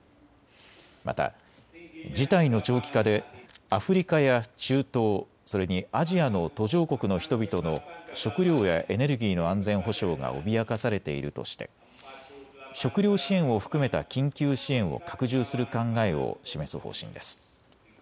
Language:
Japanese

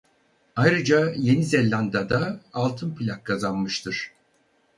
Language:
Turkish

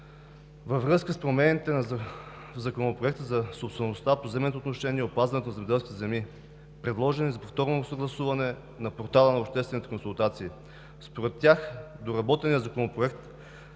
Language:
Bulgarian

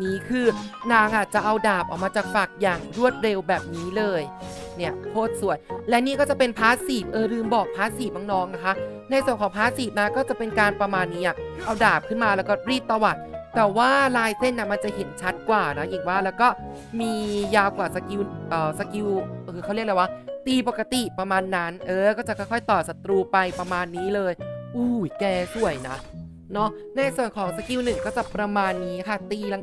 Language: Thai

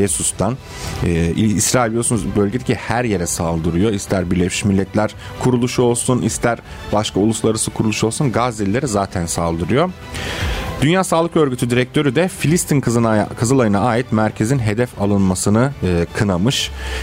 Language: Turkish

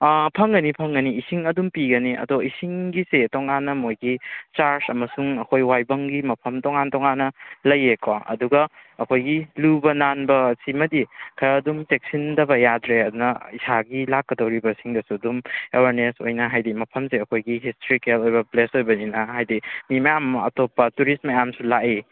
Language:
Manipuri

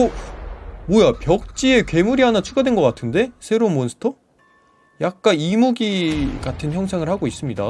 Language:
Korean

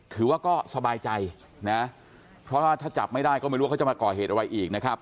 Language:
Thai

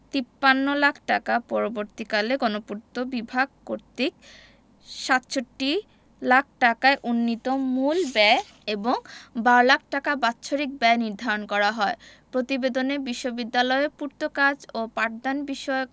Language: Bangla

